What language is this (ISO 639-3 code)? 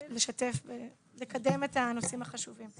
heb